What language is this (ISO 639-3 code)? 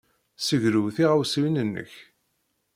kab